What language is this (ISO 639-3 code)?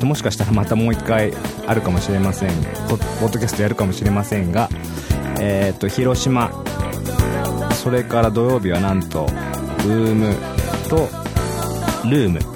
jpn